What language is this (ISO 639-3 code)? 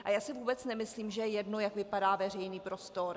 ces